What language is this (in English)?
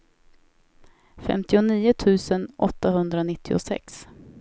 Swedish